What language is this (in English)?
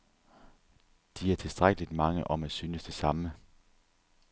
Danish